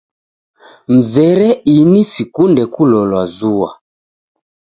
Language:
Taita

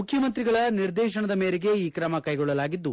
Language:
Kannada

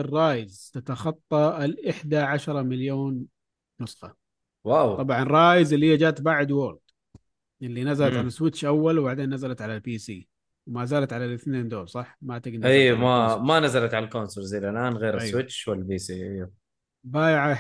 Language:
Arabic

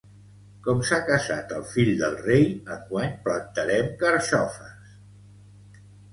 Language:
Catalan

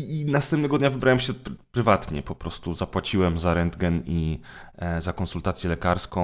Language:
Polish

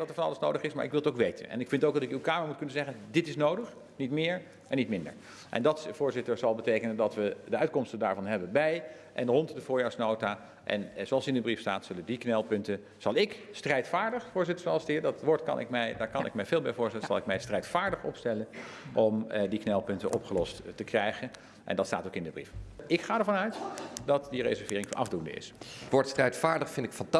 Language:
Dutch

